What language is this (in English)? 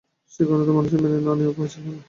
Bangla